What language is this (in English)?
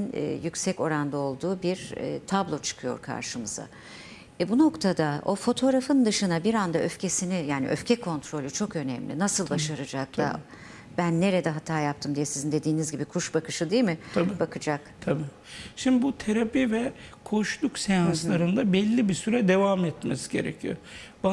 Turkish